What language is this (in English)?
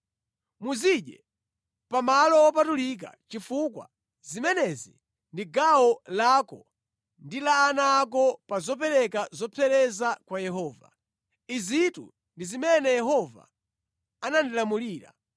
Nyanja